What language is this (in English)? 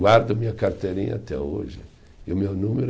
Portuguese